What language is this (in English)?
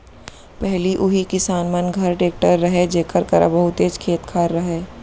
Chhattisgarhi